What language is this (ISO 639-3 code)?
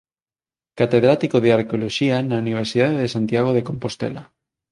glg